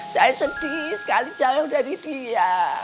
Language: Indonesian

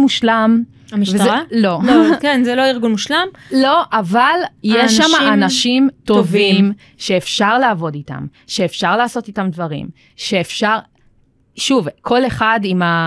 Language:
Hebrew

